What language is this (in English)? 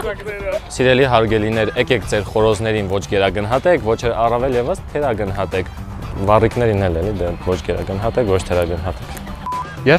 Romanian